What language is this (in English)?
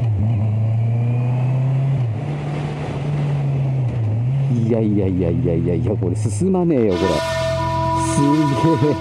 Japanese